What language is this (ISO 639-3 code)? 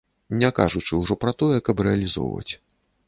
bel